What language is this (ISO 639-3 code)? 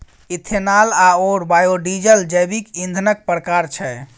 mai